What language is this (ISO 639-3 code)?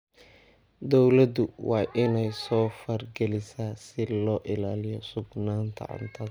som